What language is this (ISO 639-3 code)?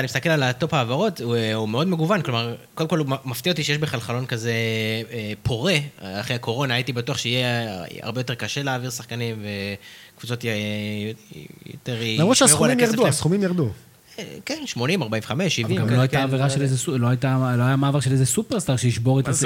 heb